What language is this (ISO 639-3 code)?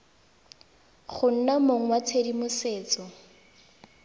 tsn